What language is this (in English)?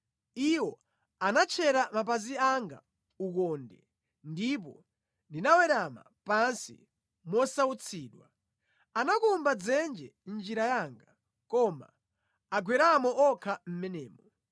Nyanja